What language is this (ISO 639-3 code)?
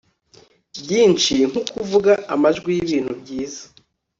kin